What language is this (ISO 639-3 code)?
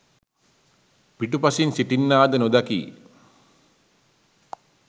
sin